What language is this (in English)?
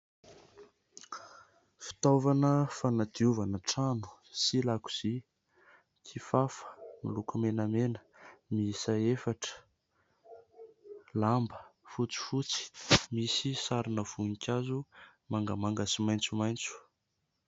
Malagasy